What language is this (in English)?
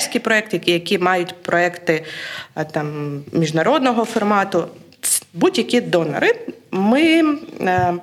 Ukrainian